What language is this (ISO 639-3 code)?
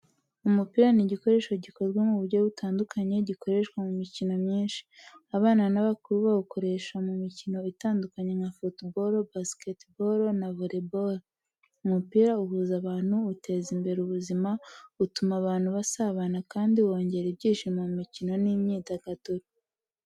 kin